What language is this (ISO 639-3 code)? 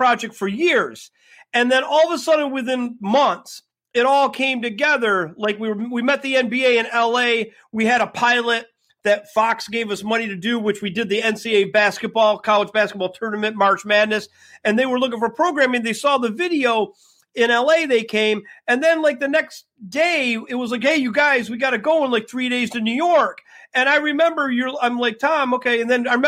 eng